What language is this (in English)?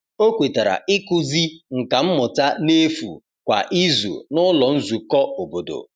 Igbo